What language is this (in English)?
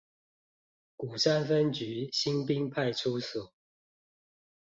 Chinese